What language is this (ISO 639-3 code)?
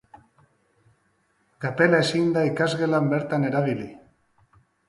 eus